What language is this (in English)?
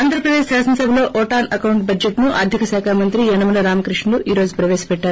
Telugu